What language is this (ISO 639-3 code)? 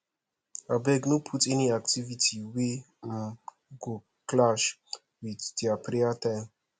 pcm